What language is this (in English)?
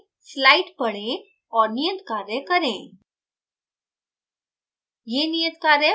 Hindi